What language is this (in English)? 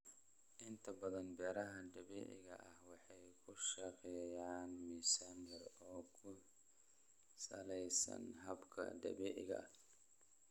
Somali